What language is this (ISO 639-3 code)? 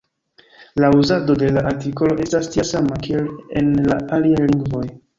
epo